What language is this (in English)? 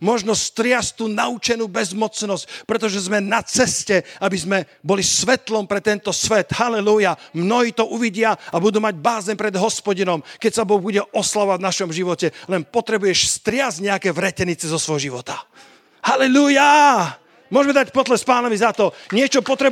Slovak